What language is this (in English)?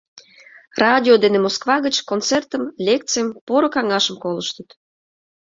Mari